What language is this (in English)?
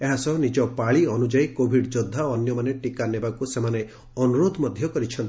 Odia